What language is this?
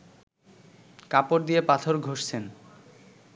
Bangla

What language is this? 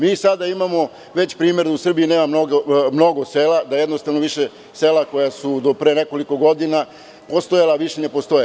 Serbian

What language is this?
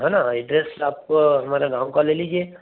Hindi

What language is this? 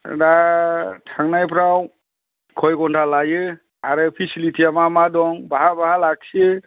Bodo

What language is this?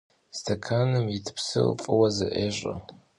Kabardian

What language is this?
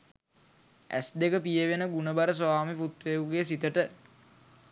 Sinhala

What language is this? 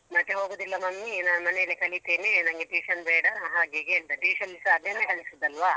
Kannada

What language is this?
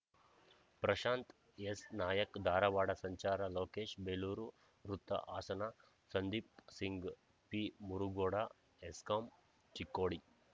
Kannada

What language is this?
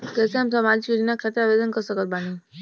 Bhojpuri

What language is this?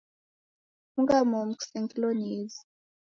Taita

